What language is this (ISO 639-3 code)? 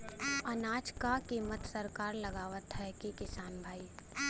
bho